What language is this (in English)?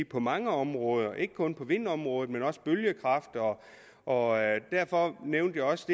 Danish